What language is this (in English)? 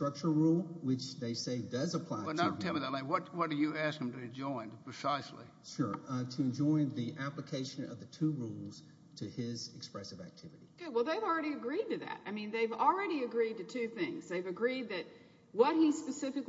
English